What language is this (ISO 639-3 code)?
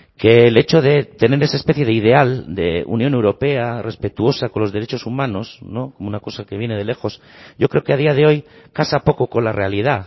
spa